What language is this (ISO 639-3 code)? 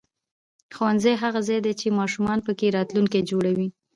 pus